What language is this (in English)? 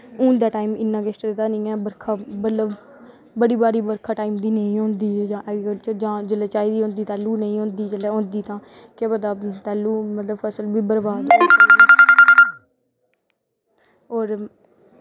Dogri